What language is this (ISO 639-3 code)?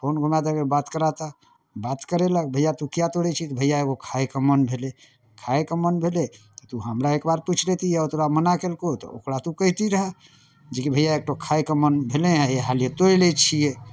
mai